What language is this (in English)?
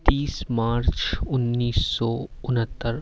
Urdu